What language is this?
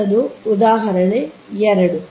Kannada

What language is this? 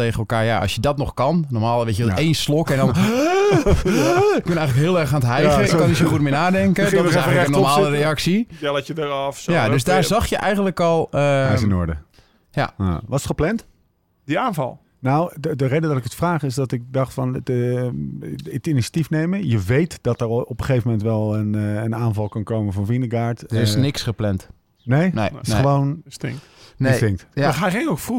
Dutch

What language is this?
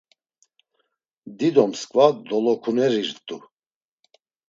Laz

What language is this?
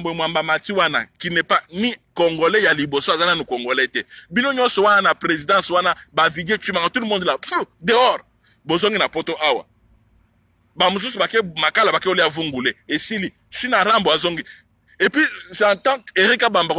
French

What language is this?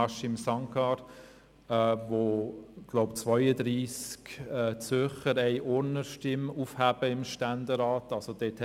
Swiss German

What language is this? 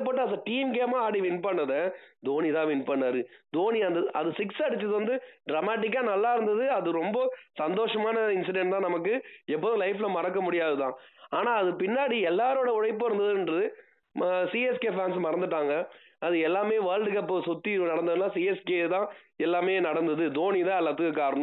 Tamil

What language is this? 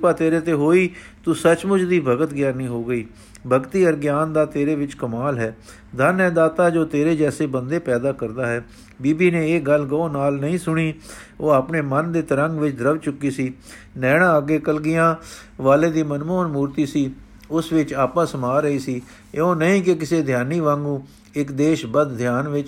Punjabi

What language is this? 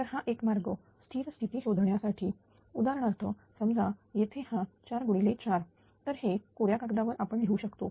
Marathi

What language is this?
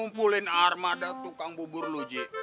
Indonesian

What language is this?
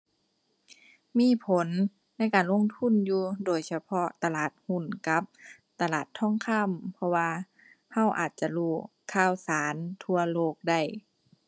Thai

